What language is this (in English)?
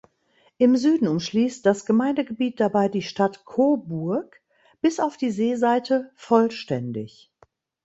German